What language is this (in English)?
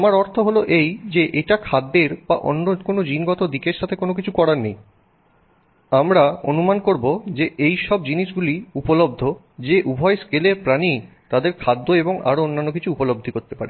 Bangla